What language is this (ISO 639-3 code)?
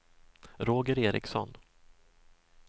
swe